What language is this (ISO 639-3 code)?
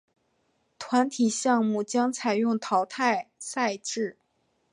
zho